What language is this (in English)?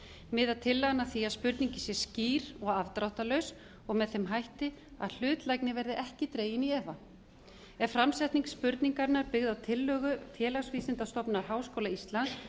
Icelandic